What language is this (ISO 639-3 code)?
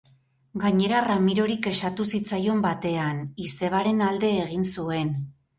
eus